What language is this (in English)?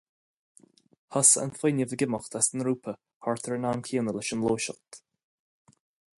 Irish